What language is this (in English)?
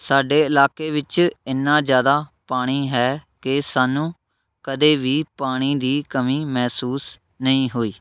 Punjabi